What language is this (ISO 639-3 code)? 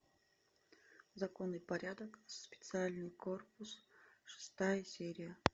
rus